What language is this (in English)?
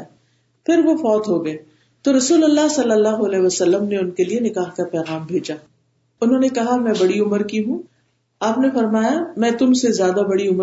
Urdu